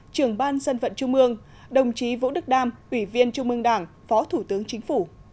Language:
Vietnamese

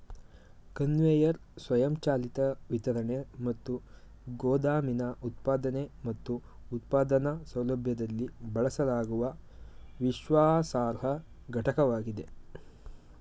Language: Kannada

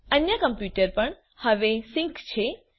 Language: Gujarati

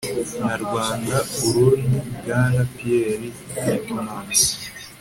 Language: Kinyarwanda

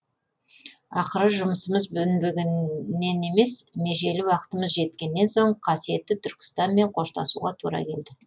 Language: Kazakh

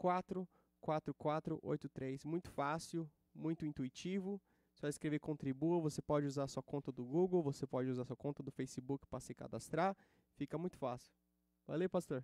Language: Portuguese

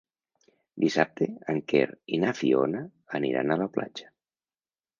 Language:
Catalan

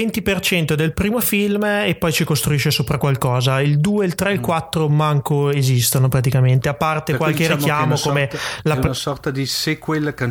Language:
Italian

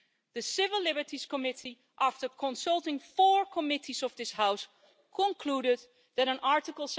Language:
English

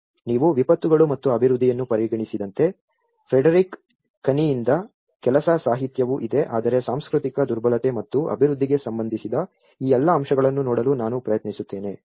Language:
Kannada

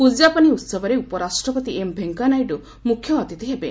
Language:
Odia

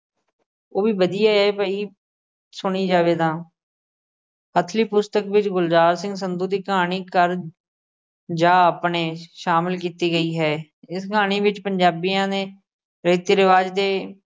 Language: Punjabi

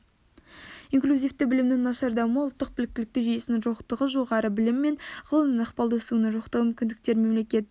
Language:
Kazakh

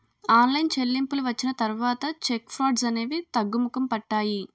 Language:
Telugu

